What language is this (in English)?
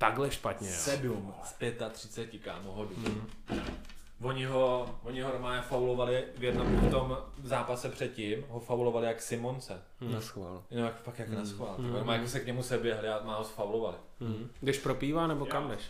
Czech